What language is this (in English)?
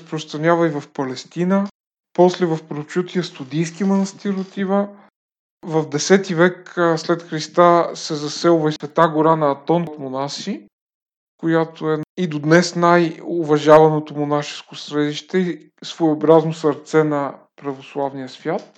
Bulgarian